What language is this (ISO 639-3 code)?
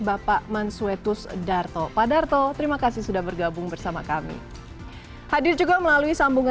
ind